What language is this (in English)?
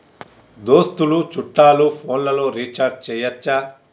Telugu